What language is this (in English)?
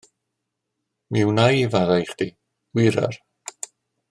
Welsh